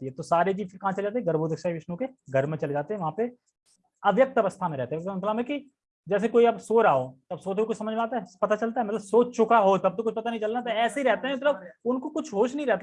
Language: Hindi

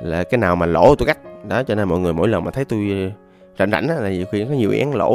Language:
Vietnamese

